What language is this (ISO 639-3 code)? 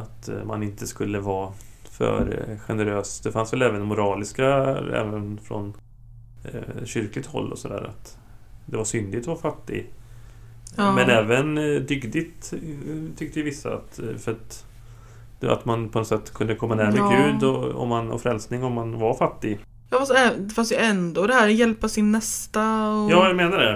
swe